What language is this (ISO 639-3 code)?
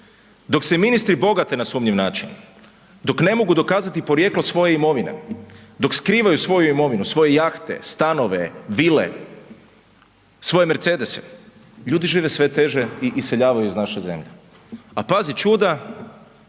hrv